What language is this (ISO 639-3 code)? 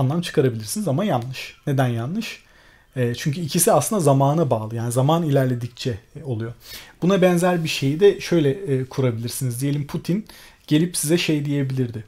tur